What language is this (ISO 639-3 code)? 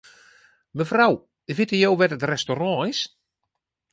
fry